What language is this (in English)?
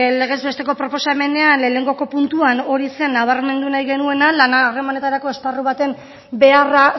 Basque